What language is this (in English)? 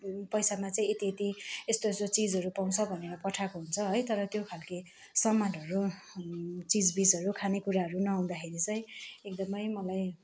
Nepali